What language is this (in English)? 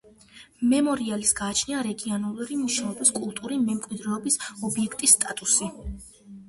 Georgian